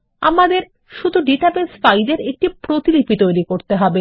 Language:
Bangla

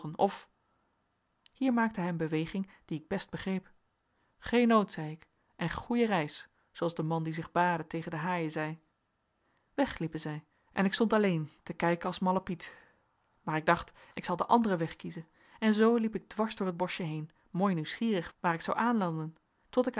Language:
Dutch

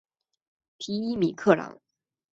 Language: Chinese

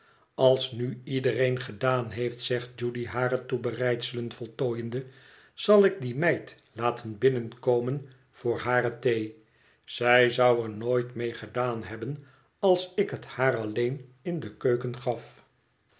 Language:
Dutch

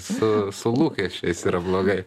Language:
Lithuanian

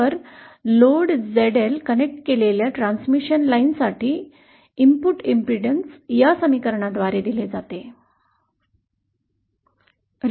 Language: Marathi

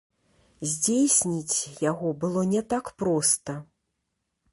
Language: Belarusian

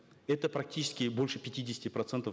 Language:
Kazakh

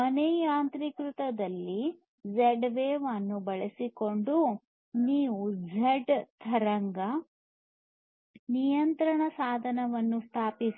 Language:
Kannada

